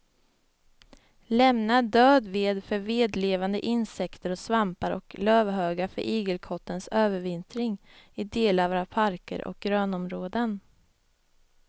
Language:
Swedish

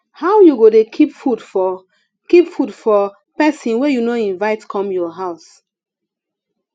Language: Nigerian Pidgin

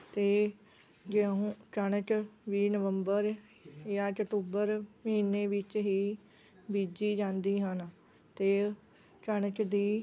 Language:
Punjabi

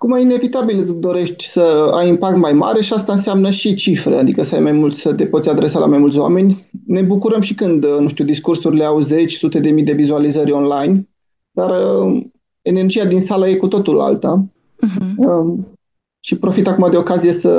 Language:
Romanian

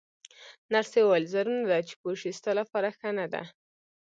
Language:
Pashto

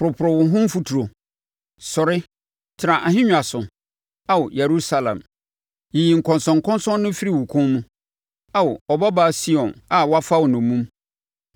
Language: Akan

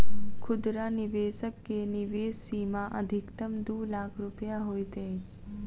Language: Maithili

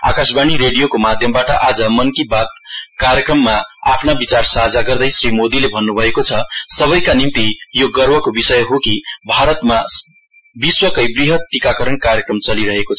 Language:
Nepali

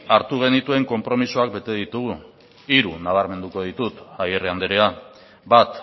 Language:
Basque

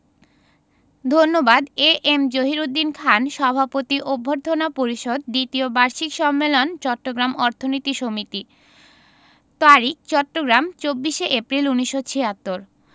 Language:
Bangla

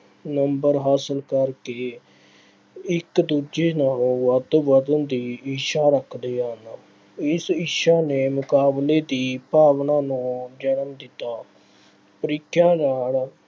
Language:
Punjabi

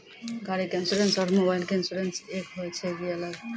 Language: Maithili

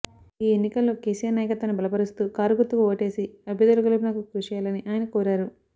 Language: Telugu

